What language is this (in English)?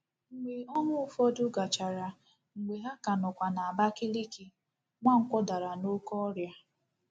Igbo